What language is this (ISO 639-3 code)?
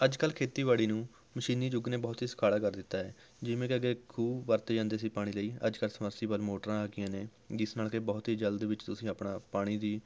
pan